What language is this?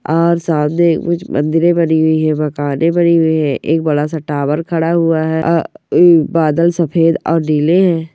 Marwari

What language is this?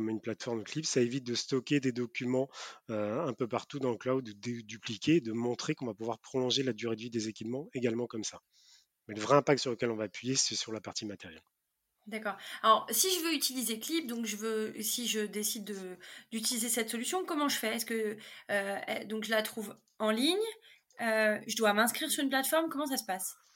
French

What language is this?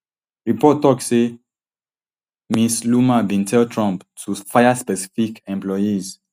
Nigerian Pidgin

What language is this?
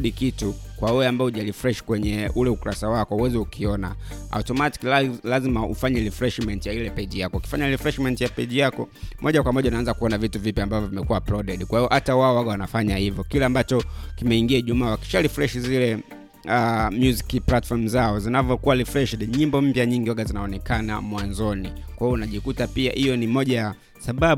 Swahili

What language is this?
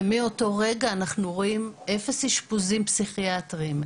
Hebrew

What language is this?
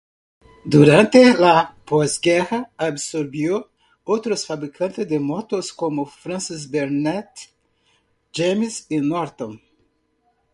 Spanish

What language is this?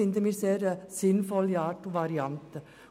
Swiss German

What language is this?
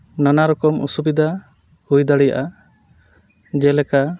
Santali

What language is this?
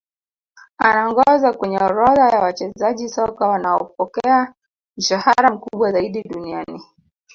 Swahili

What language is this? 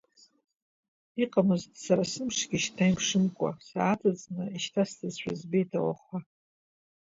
Abkhazian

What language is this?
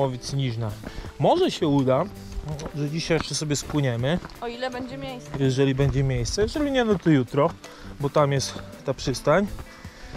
Polish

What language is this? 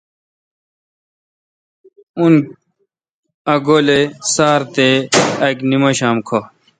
Kalkoti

